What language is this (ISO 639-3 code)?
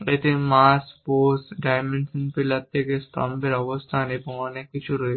ben